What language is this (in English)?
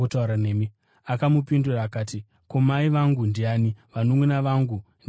Shona